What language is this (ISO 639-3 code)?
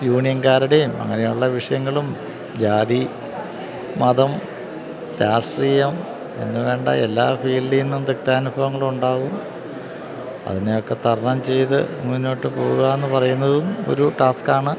mal